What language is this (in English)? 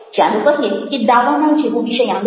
Gujarati